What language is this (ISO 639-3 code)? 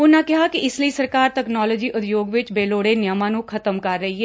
pan